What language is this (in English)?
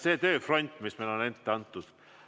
Estonian